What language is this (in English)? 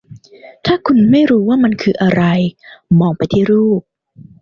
Thai